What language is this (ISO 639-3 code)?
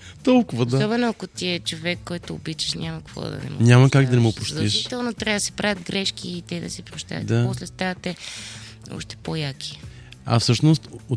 bul